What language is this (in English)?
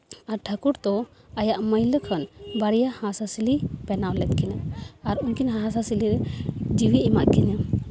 Santali